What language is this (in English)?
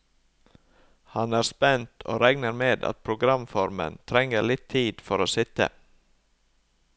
Norwegian